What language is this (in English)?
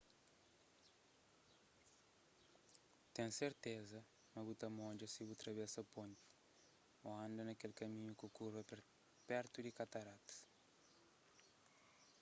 Kabuverdianu